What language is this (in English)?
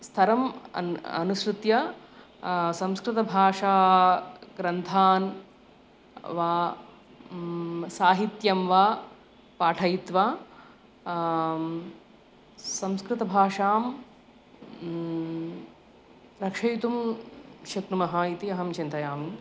Sanskrit